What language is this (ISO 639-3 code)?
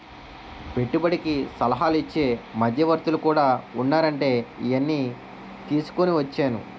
tel